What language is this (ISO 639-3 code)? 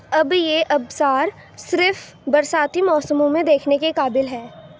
urd